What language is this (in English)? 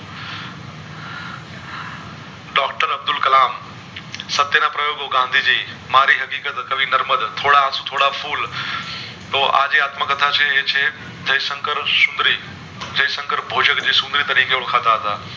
Gujarati